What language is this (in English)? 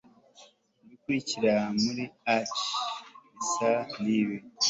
Kinyarwanda